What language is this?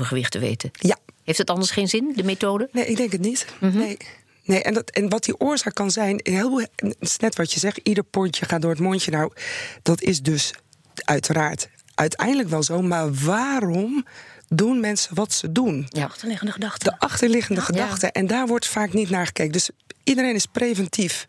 Dutch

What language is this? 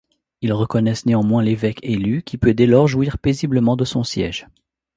French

